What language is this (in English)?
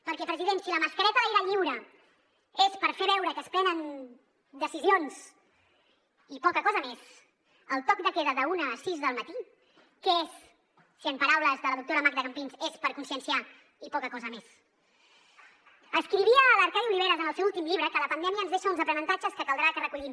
Catalan